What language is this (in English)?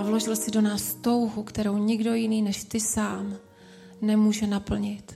Czech